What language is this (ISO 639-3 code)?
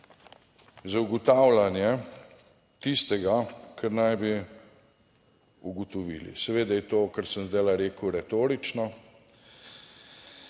slv